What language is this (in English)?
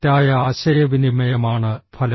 Malayalam